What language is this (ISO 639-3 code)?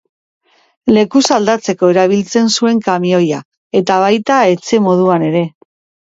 eus